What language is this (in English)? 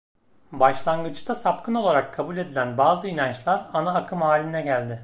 Turkish